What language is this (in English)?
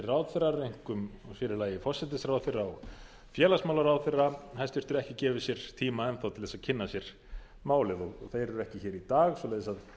Icelandic